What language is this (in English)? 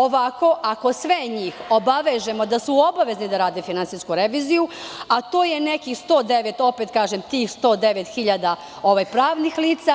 Serbian